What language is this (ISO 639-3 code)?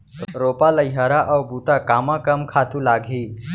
hne